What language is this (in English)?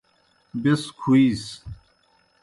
Kohistani Shina